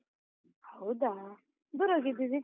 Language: Kannada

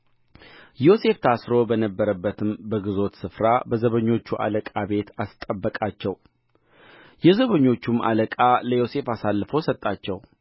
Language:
Amharic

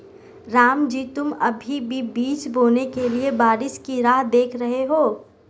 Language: Hindi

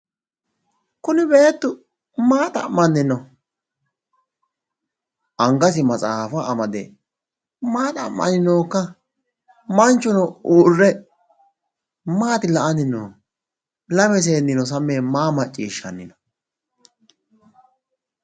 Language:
Sidamo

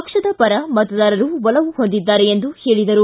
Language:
Kannada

